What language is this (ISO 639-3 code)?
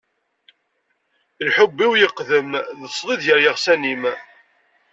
kab